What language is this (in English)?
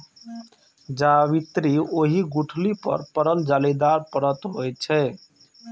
Maithili